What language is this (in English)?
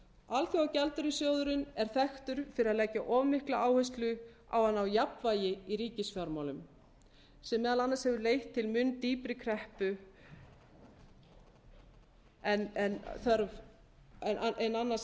Icelandic